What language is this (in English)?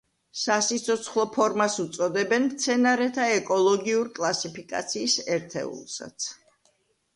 Georgian